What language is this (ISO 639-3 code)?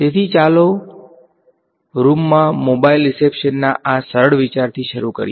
guj